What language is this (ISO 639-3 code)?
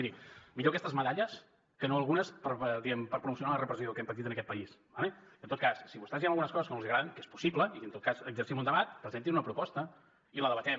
cat